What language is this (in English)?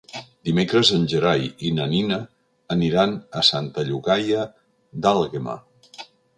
Catalan